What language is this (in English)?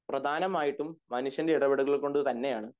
Malayalam